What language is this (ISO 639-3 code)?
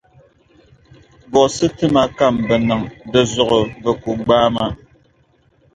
dag